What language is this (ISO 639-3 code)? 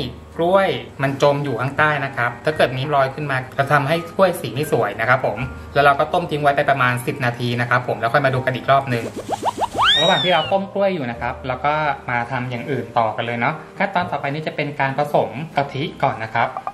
tha